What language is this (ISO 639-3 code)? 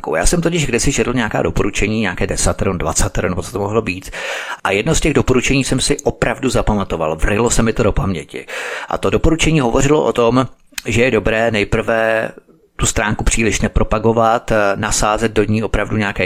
ces